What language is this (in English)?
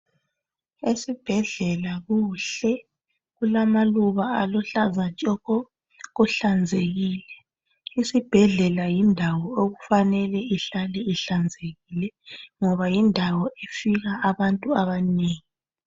North Ndebele